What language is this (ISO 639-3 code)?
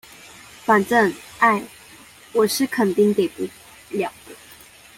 zho